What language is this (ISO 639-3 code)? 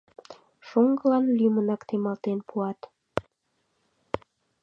chm